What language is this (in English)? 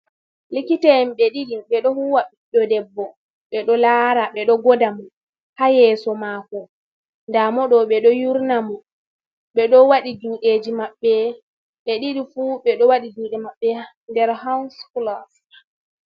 Fula